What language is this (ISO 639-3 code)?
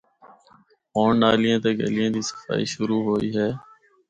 hno